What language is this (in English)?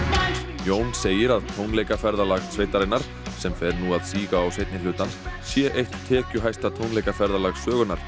Icelandic